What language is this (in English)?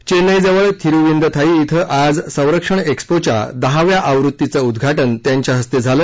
Marathi